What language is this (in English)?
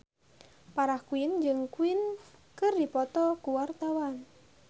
Sundanese